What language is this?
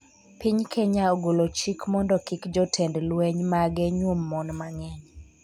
Luo (Kenya and Tanzania)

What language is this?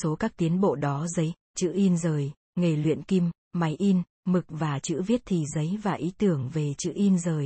Vietnamese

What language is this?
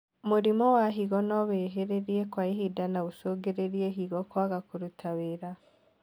Kikuyu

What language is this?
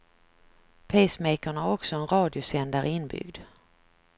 Swedish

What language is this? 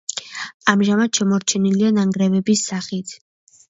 Georgian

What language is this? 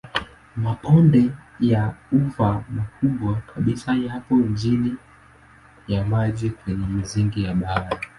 Swahili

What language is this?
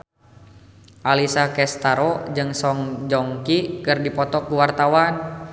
Sundanese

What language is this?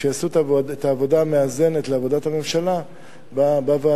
Hebrew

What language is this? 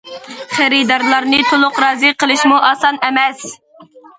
Uyghur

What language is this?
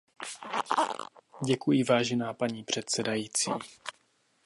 Czech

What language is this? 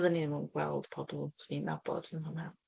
Welsh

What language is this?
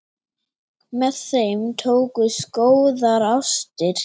Icelandic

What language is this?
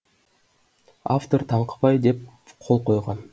Kazakh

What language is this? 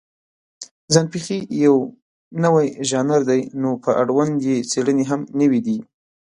Pashto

